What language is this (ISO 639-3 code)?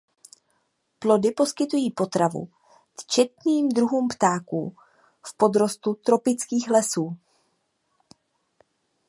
ces